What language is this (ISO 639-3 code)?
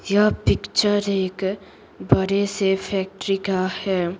hin